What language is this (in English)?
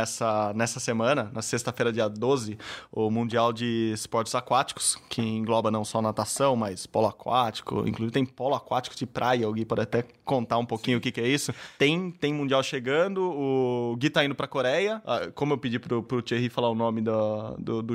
Portuguese